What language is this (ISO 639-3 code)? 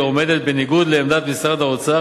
heb